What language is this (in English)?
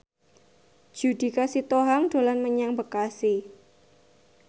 Javanese